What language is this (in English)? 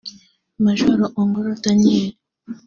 Kinyarwanda